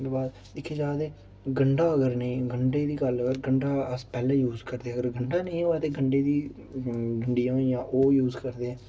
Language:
Dogri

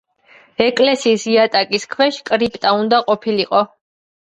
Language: Georgian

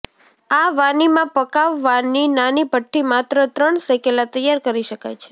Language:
Gujarati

